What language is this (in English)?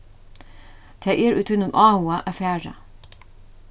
Faroese